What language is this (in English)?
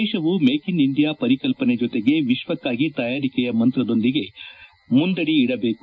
Kannada